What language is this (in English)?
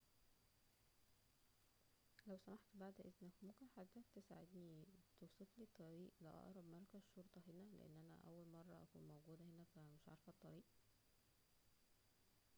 Egyptian Arabic